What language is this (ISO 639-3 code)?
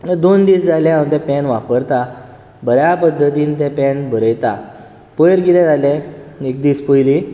kok